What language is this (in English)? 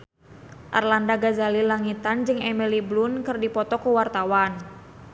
Sundanese